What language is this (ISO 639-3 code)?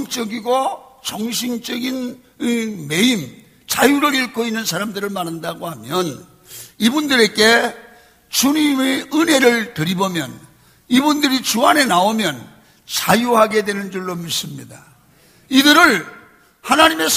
kor